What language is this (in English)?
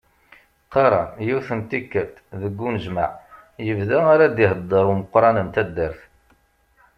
Kabyle